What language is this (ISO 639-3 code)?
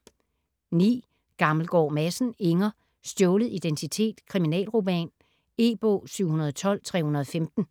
dan